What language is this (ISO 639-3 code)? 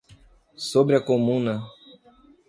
por